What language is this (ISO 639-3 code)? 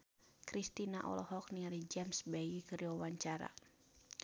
sun